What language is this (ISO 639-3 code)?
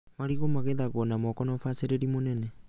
kik